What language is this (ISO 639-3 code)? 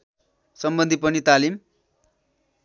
nep